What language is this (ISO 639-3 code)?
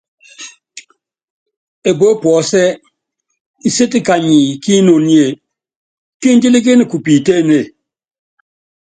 yav